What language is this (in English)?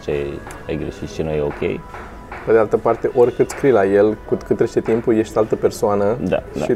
Romanian